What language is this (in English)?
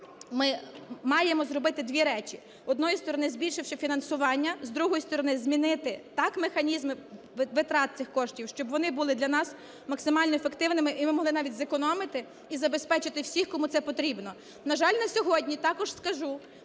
Ukrainian